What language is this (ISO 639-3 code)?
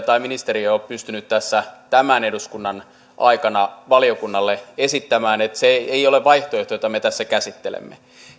fin